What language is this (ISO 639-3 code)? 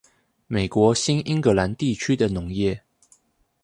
zho